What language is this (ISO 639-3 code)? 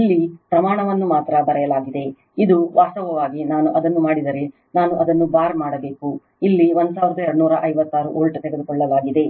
kan